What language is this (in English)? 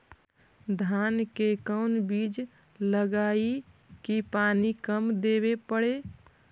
Magahi